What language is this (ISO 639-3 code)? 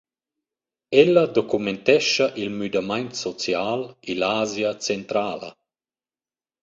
roh